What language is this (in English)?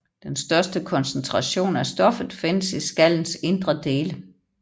Danish